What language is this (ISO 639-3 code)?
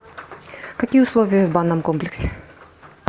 rus